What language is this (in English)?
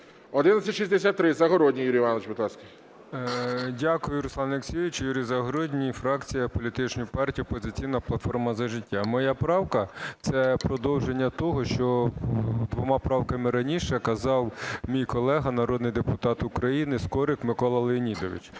Ukrainian